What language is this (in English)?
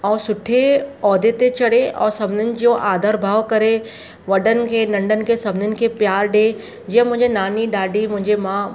Sindhi